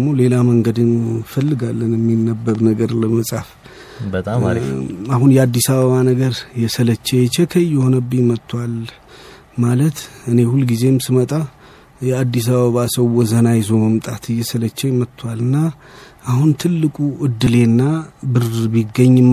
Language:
Amharic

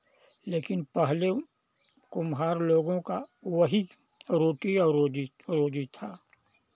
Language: Hindi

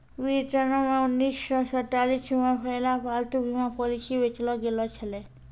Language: Maithili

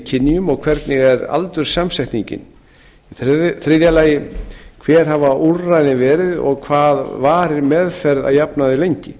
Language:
Icelandic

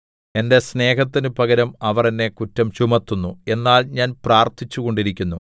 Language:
Malayalam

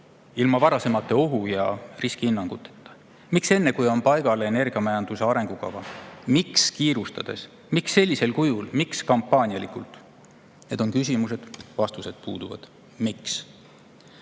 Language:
Estonian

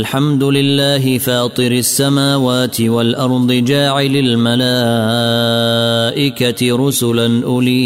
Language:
Arabic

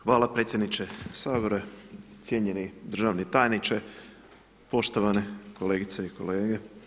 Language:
Croatian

